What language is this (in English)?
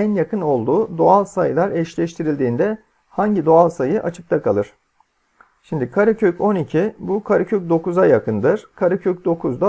Turkish